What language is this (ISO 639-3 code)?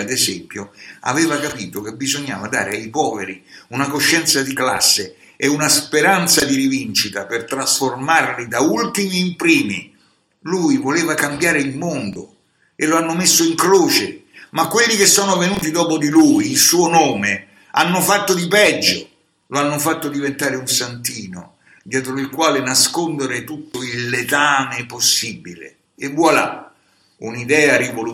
ita